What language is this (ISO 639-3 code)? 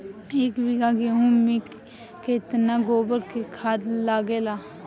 bho